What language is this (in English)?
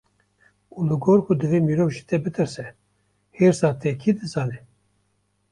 Kurdish